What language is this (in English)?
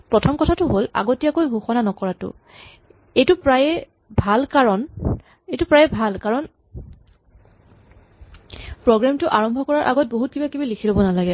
Assamese